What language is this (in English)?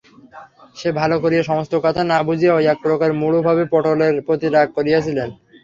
Bangla